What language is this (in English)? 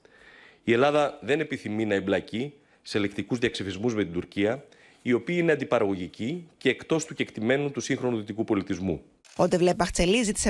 Greek